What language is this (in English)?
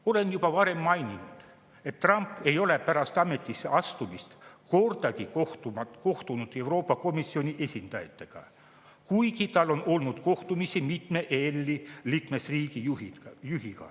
Estonian